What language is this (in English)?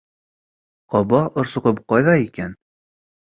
Bashkir